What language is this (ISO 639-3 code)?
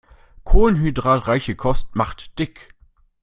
deu